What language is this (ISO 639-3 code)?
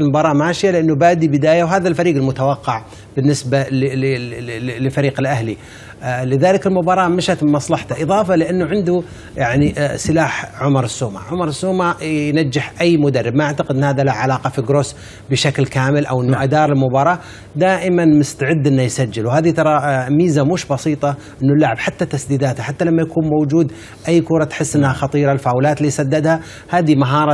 ara